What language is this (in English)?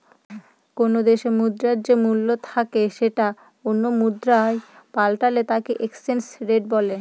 Bangla